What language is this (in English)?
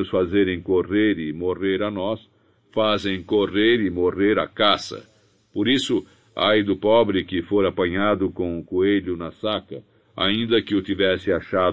Portuguese